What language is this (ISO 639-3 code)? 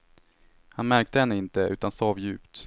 swe